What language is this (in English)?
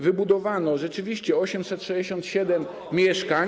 Polish